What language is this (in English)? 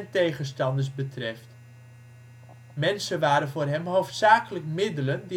Dutch